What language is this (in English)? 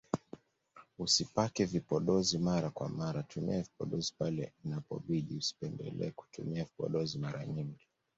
Swahili